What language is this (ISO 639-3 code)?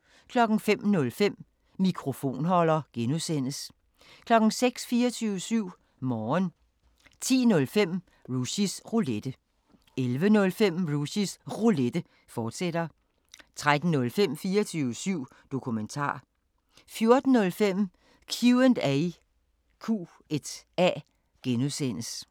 dan